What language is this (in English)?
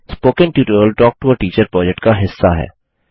Hindi